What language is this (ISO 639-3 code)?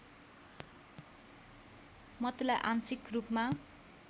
nep